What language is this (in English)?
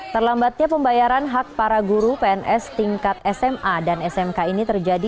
Indonesian